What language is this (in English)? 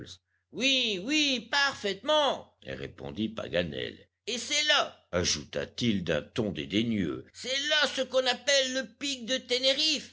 French